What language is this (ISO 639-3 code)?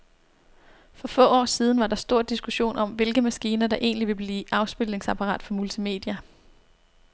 dan